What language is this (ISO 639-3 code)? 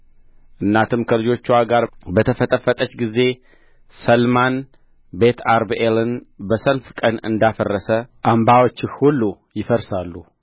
amh